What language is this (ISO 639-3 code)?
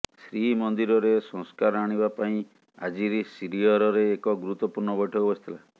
ori